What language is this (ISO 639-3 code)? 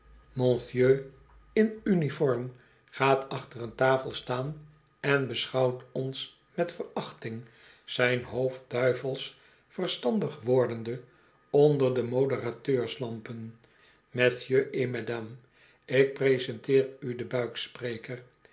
nld